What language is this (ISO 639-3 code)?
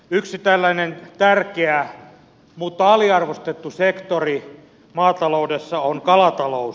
fin